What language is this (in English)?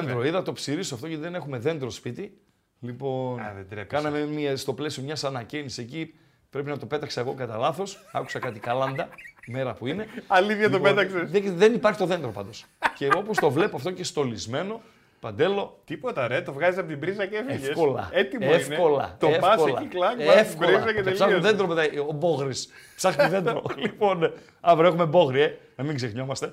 Greek